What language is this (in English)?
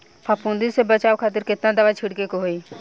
Bhojpuri